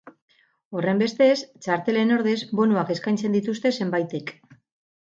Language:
Basque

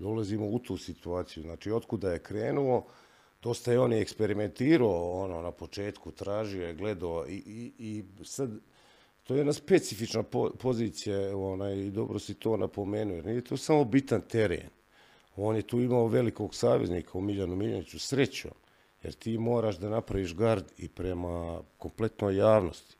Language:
Croatian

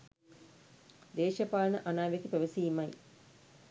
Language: Sinhala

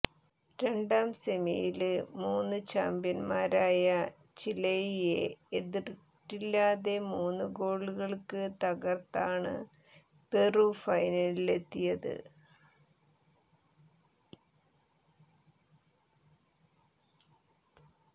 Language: Malayalam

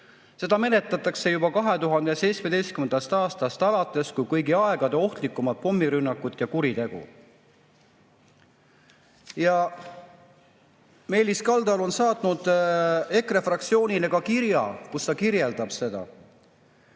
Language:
Estonian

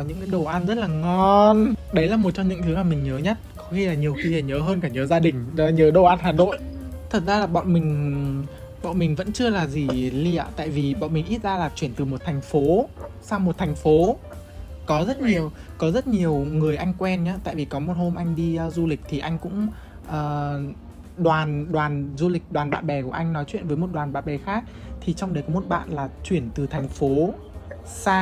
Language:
Vietnamese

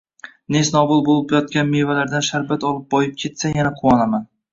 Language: Uzbek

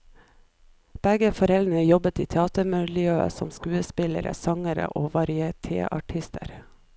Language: Norwegian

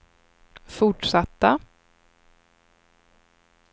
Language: Swedish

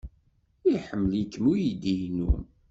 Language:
Kabyle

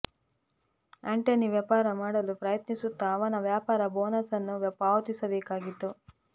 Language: Kannada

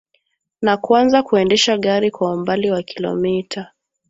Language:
Swahili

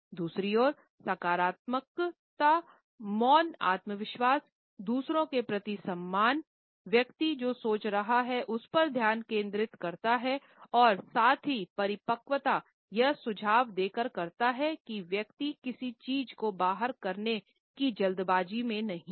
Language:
Hindi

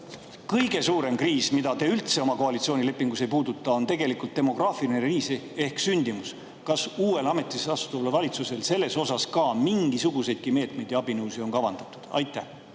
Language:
Estonian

